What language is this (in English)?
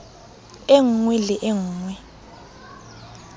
Southern Sotho